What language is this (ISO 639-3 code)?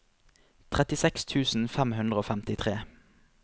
nor